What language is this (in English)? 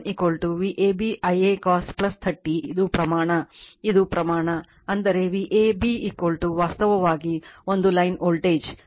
Kannada